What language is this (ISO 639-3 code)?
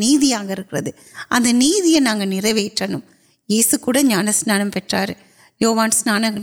urd